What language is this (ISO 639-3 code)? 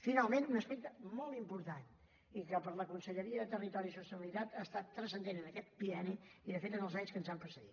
cat